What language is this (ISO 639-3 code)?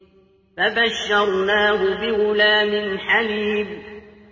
ara